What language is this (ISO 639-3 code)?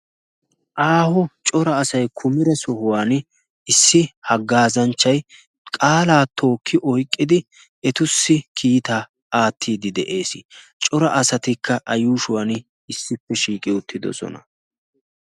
wal